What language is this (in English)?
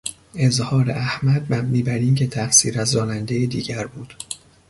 Persian